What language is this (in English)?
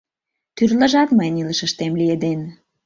Mari